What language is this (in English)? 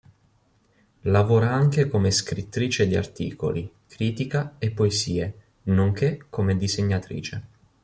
Italian